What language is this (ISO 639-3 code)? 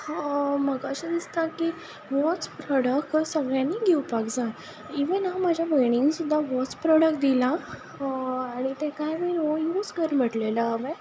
kok